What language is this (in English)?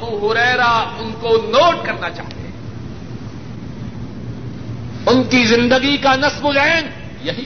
Urdu